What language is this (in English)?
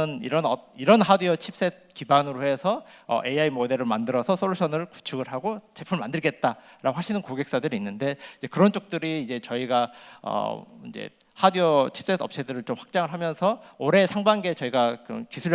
Korean